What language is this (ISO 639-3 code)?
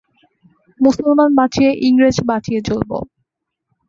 ben